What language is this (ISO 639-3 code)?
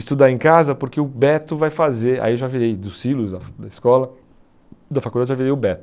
por